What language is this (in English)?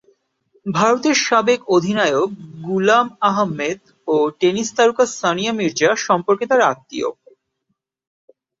Bangla